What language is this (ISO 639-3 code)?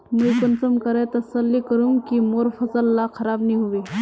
mag